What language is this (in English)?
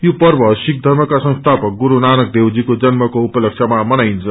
Nepali